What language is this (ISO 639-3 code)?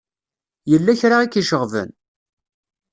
kab